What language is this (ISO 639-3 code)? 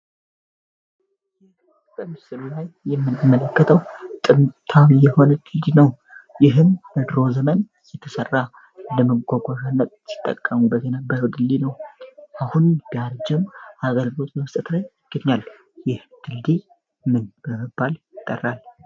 amh